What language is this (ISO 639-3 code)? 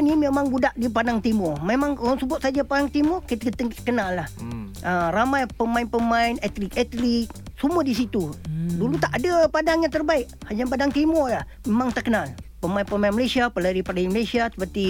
msa